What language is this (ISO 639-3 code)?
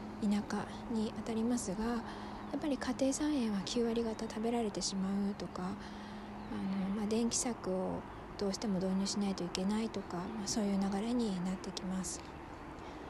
jpn